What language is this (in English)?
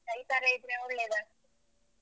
Kannada